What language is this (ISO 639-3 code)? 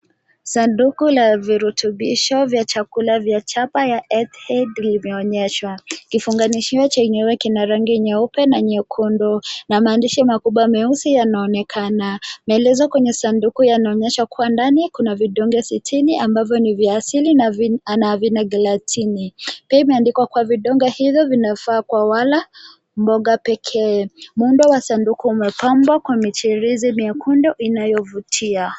swa